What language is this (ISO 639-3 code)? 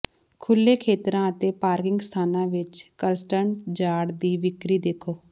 pan